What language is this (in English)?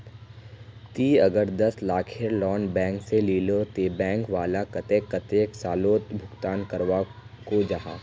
Magahi